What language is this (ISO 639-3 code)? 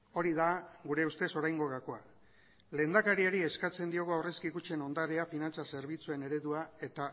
eus